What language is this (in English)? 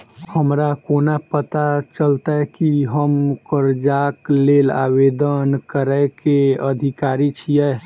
Maithili